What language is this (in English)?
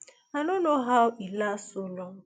Nigerian Pidgin